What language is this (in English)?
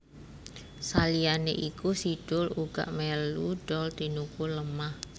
Javanese